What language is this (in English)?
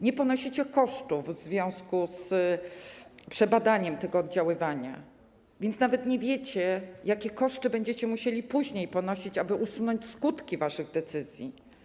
Polish